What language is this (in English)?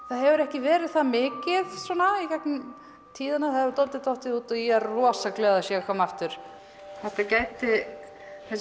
Icelandic